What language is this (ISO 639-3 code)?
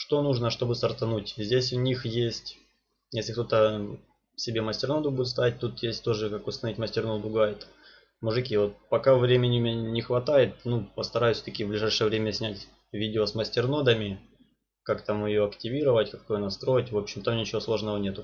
rus